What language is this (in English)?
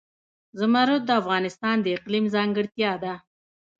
Pashto